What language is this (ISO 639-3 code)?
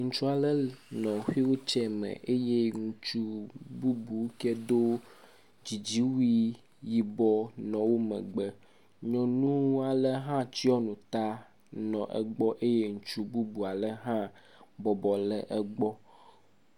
ewe